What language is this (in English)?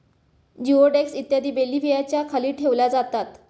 Marathi